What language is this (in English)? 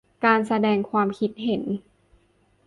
Thai